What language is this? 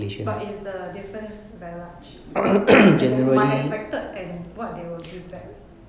English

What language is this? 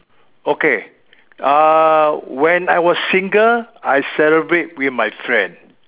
English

